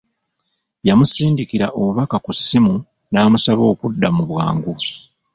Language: Ganda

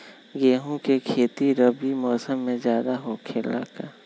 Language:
Magahi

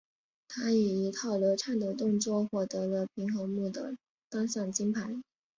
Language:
Chinese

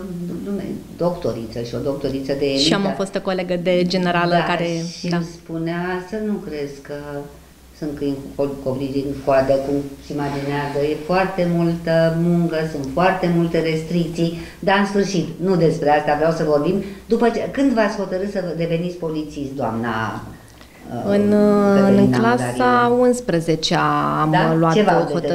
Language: Romanian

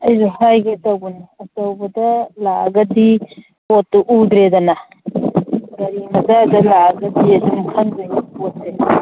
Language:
Manipuri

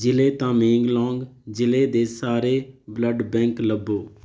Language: Punjabi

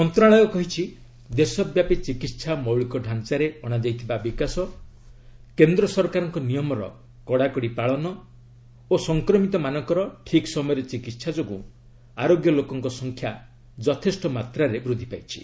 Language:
Odia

